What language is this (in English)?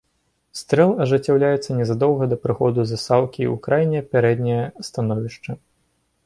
Belarusian